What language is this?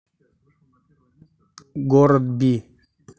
Russian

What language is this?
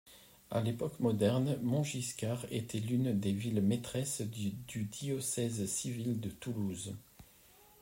French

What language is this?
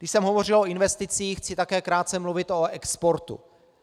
Czech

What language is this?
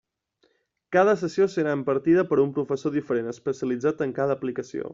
Catalan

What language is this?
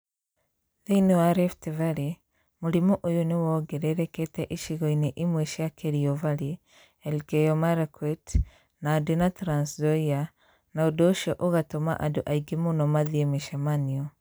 Kikuyu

